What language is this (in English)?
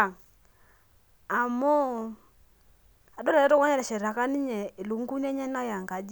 Masai